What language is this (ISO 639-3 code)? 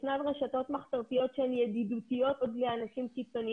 heb